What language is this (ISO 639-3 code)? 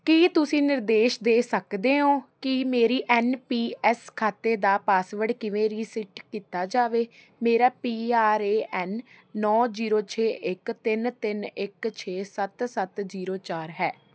pan